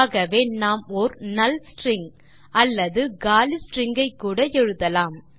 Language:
Tamil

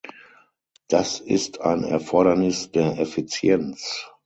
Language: German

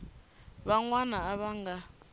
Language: Tsonga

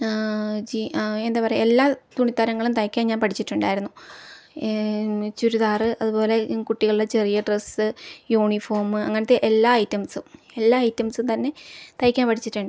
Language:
Malayalam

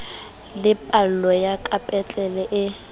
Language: Southern Sotho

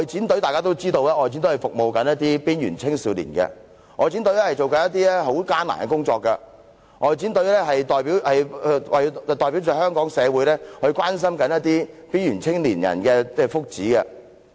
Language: Cantonese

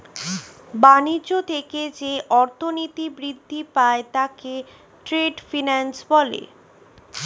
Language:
Bangla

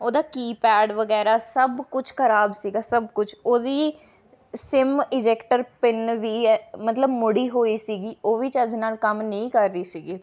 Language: Punjabi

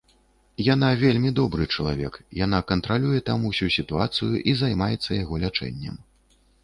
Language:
Belarusian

